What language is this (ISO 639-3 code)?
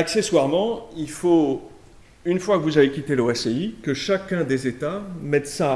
fra